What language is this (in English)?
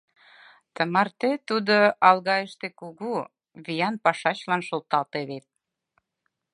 Mari